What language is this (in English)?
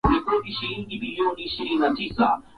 Swahili